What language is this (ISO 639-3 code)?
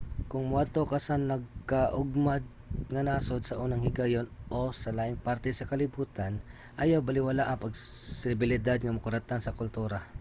ceb